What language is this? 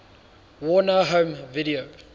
English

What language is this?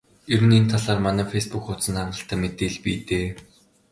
Mongolian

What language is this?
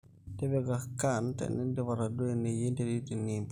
Masai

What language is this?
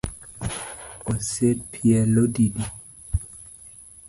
Luo (Kenya and Tanzania)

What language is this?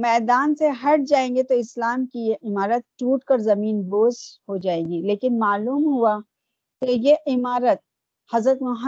Urdu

